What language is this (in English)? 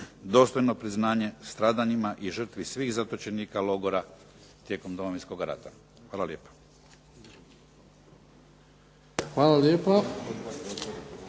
Croatian